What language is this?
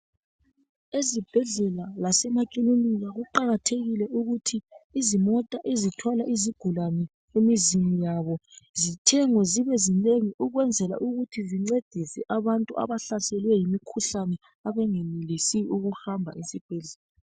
North Ndebele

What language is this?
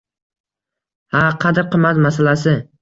Uzbek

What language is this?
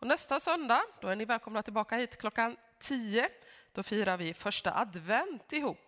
Swedish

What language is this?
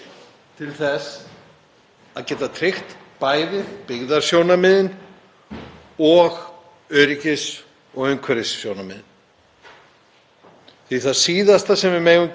Icelandic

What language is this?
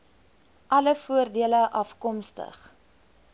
Afrikaans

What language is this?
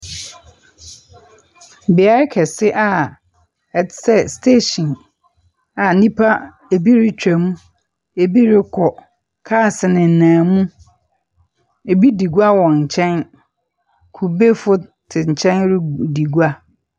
Akan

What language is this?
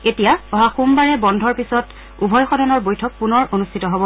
Assamese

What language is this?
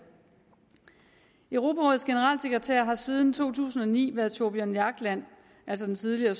Danish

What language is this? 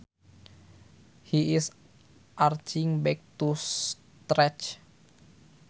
Sundanese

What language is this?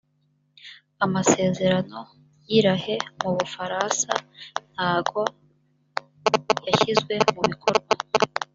Kinyarwanda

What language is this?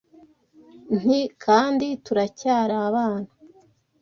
Kinyarwanda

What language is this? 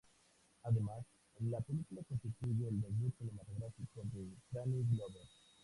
Spanish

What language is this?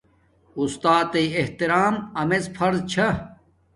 Domaaki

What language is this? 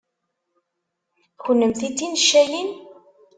Kabyle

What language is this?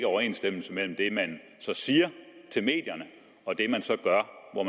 Danish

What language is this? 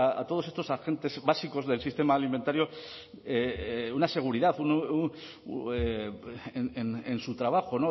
Spanish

